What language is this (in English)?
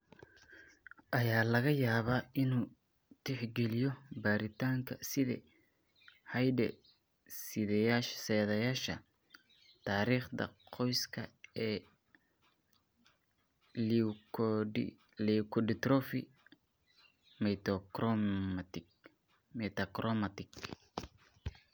Somali